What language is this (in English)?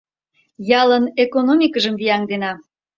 Mari